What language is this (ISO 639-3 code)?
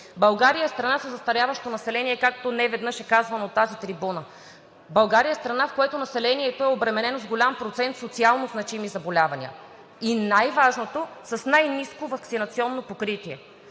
bul